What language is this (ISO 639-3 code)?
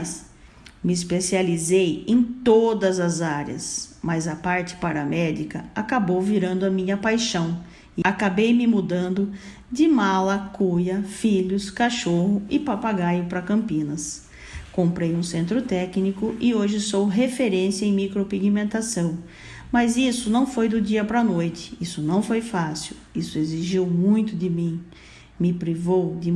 por